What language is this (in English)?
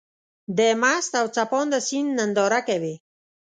Pashto